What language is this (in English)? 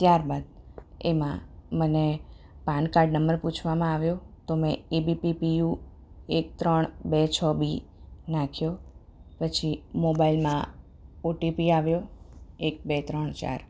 Gujarati